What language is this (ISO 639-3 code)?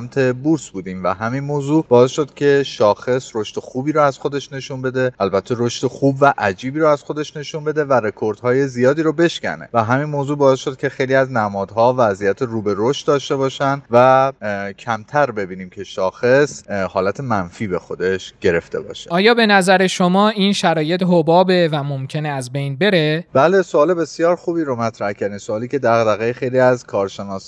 fas